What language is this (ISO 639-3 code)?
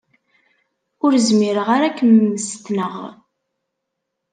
kab